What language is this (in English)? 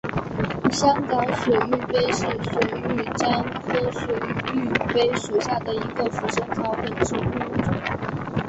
Chinese